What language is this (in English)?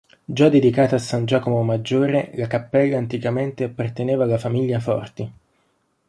Italian